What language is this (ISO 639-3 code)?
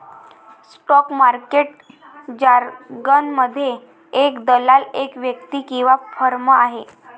mar